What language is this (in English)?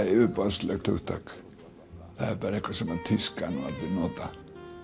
Icelandic